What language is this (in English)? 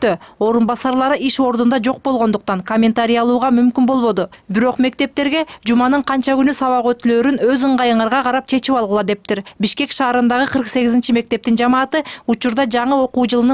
Turkish